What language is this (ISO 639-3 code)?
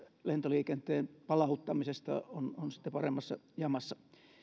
fin